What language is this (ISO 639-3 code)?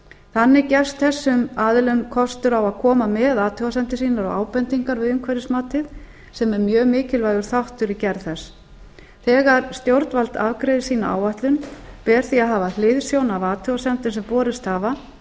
isl